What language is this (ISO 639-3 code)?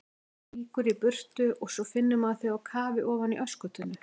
isl